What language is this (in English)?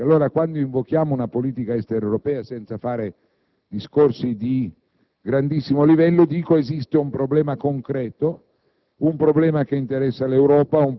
Italian